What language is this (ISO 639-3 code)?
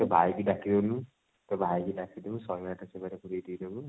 ori